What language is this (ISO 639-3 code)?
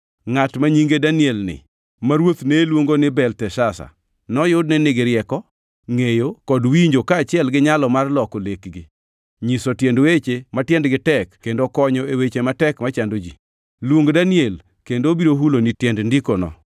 luo